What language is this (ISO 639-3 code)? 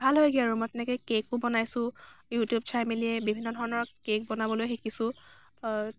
asm